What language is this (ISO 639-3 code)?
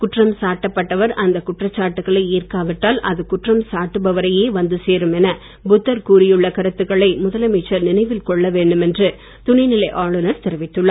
tam